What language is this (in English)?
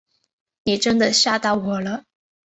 Chinese